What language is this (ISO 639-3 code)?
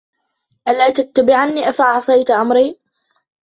ara